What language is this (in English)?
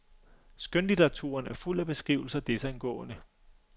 Danish